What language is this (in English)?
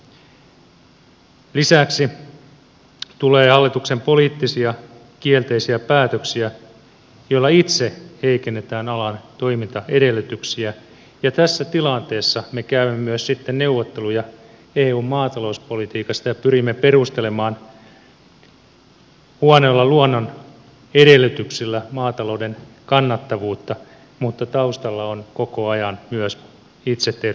Finnish